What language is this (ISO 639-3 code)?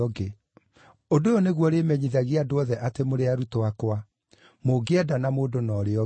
kik